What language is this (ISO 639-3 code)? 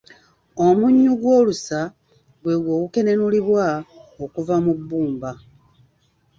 lug